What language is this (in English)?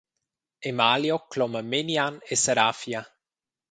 Romansh